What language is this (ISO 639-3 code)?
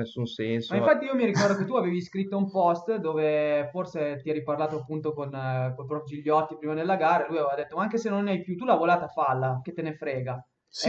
ita